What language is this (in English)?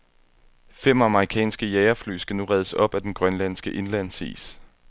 Danish